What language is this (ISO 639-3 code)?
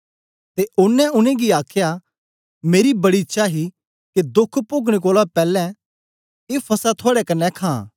doi